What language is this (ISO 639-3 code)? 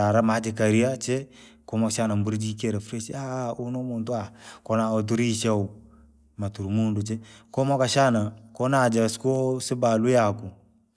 lag